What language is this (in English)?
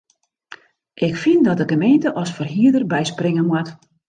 Western Frisian